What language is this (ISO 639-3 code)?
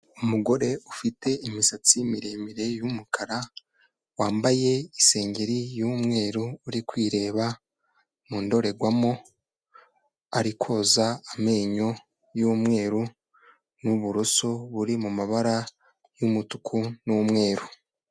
kin